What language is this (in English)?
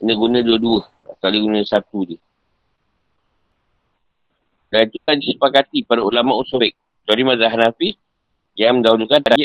Malay